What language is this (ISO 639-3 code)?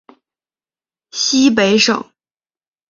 zho